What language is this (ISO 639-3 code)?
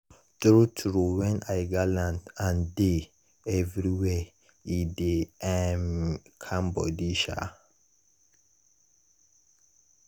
pcm